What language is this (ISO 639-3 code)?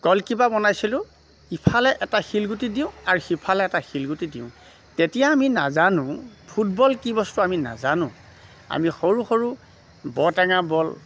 asm